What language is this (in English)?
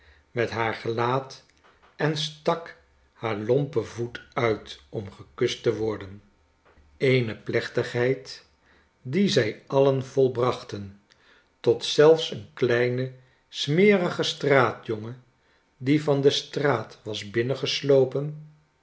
Dutch